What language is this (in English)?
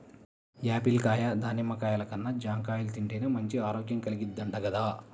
Telugu